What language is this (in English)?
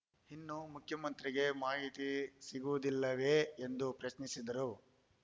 Kannada